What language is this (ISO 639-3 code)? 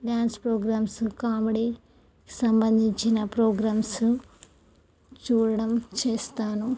tel